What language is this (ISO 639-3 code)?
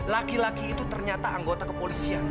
ind